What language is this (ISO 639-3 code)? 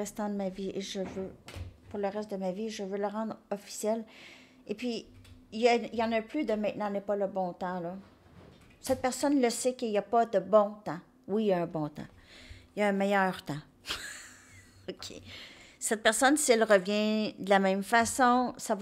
fra